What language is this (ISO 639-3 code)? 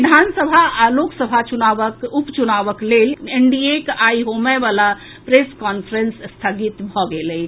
mai